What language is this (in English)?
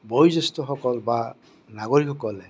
Assamese